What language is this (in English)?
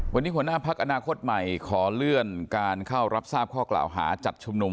Thai